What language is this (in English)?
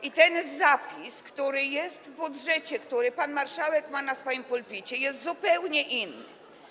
Polish